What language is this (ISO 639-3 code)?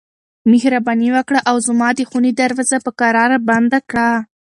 pus